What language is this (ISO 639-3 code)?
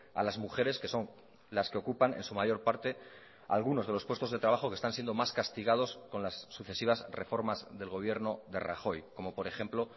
spa